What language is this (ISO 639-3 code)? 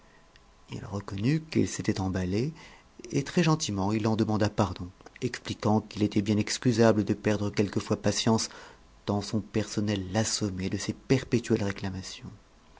fra